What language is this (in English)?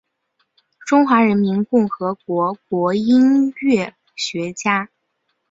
Chinese